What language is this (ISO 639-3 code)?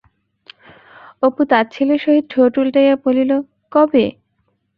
ben